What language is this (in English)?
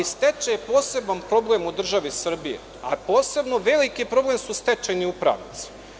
Serbian